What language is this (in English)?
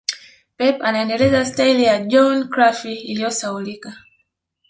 Swahili